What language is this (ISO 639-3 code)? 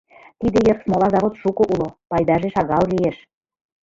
chm